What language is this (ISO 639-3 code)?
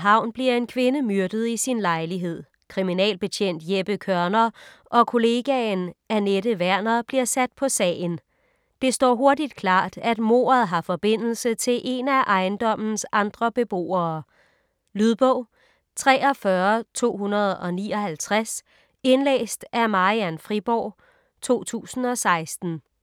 dan